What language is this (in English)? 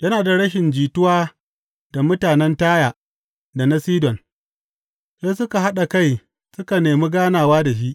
Hausa